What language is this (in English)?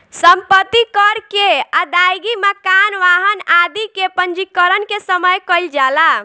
Bhojpuri